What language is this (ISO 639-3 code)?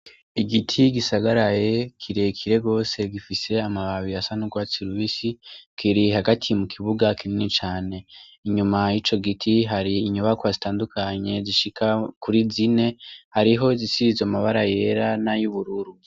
run